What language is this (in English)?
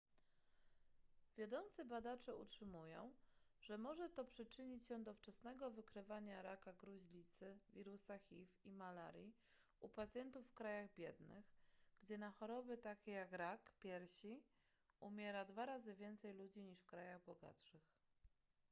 Polish